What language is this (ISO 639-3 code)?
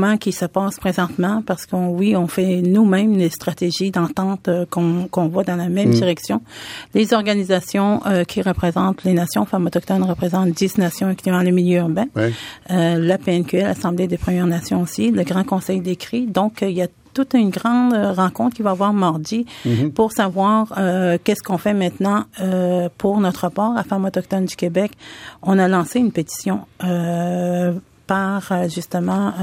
fra